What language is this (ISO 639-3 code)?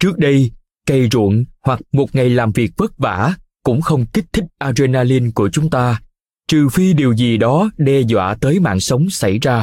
vie